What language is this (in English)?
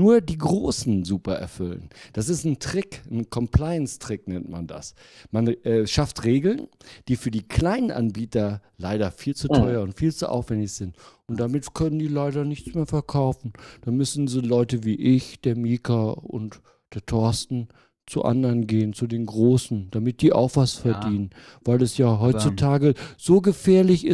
German